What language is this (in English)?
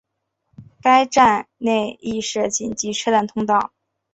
Chinese